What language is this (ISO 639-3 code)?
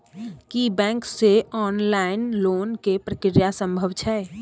mai